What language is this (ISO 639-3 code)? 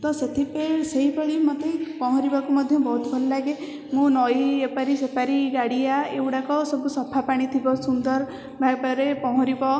ori